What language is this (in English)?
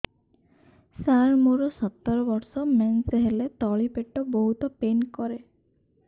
Odia